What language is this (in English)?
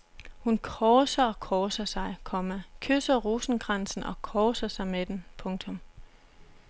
Danish